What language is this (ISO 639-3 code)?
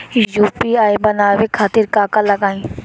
bho